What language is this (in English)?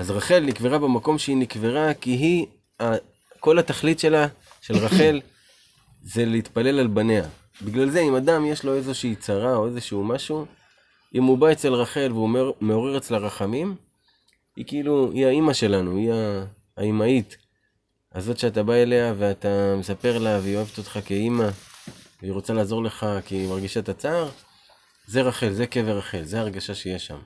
Hebrew